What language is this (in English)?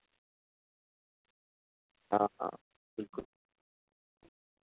Dogri